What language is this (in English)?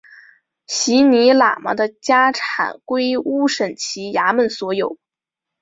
Chinese